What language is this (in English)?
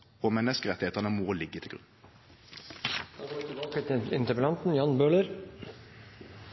Norwegian Nynorsk